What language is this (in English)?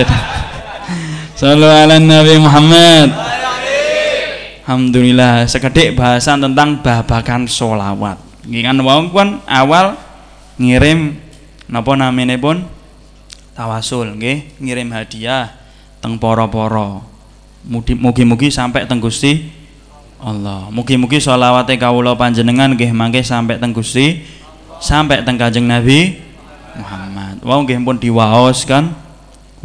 Indonesian